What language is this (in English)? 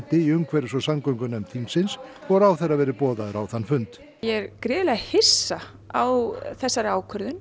Icelandic